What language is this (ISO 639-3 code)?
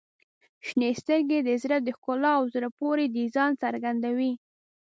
pus